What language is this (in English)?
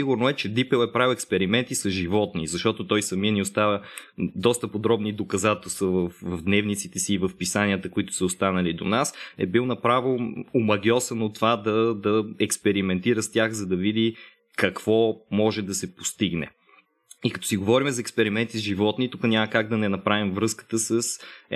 Bulgarian